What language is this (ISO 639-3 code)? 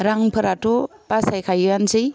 brx